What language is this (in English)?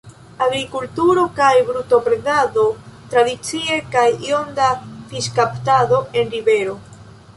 Esperanto